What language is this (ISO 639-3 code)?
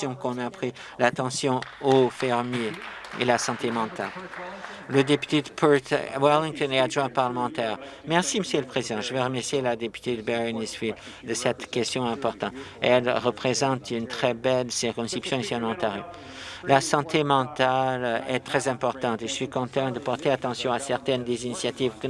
fra